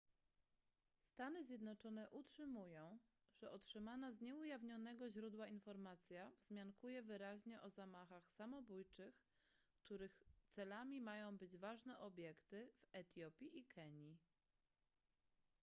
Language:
Polish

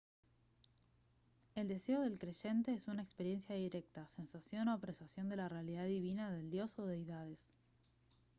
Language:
Spanish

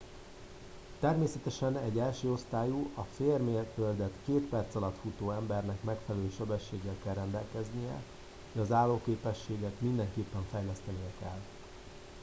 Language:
Hungarian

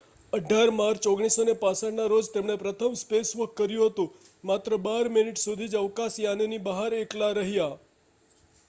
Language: Gujarati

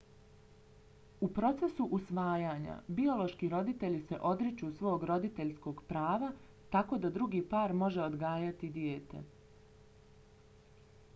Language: Bosnian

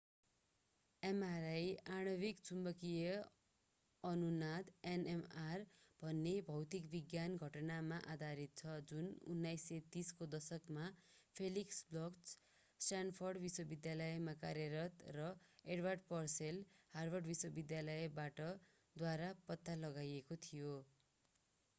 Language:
Nepali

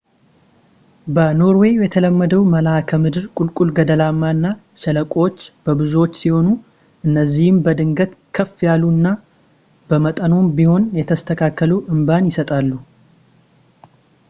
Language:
Amharic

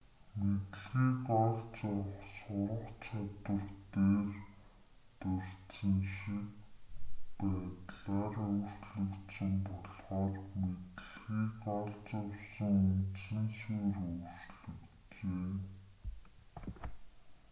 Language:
Mongolian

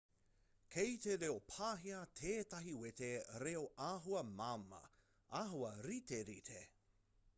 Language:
Māori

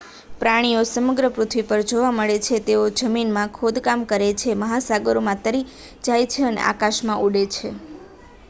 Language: Gujarati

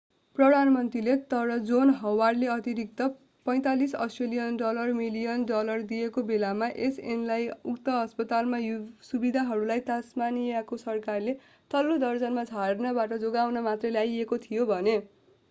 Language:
Nepali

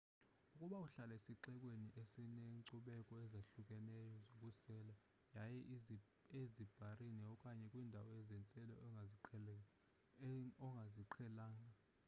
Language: Xhosa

